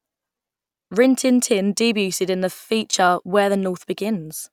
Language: English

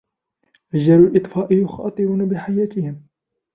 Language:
Arabic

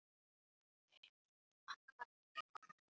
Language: Icelandic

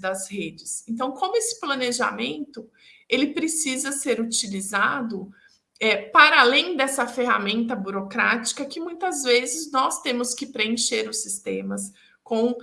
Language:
Portuguese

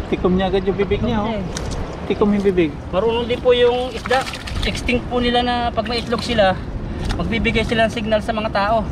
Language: Filipino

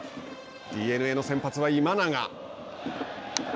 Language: Japanese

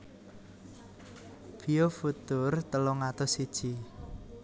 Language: Javanese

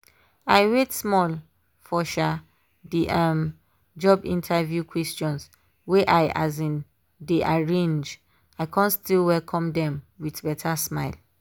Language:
Nigerian Pidgin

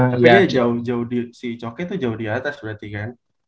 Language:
Indonesian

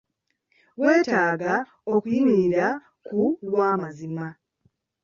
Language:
Ganda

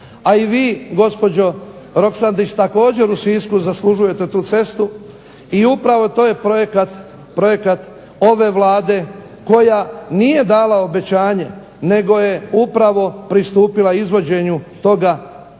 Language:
Croatian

